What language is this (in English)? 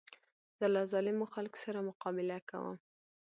Pashto